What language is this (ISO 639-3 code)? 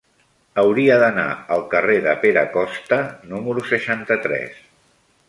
cat